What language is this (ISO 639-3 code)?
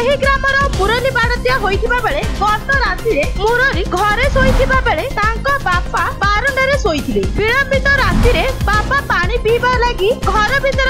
ben